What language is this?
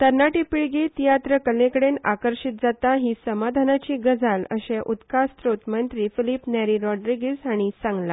Konkani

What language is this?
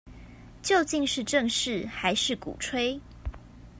Chinese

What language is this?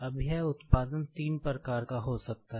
Hindi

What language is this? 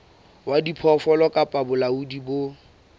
Southern Sotho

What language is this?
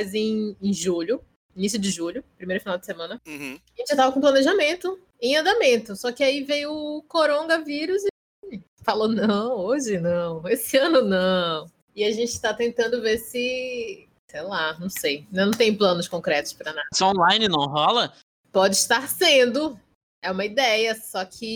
Portuguese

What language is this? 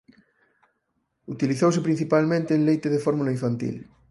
Galician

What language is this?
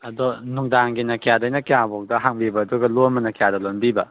Manipuri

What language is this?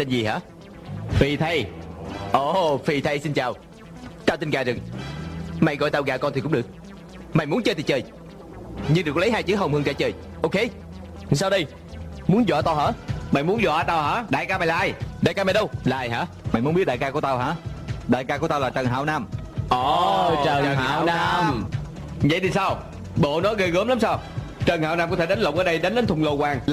Vietnamese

